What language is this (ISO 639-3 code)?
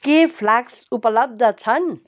nep